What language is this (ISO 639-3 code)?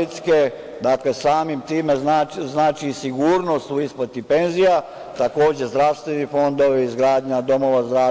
srp